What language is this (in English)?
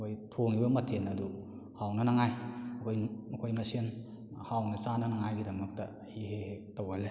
Manipuri